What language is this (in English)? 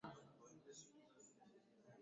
Swahili